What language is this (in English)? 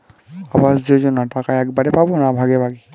Bangla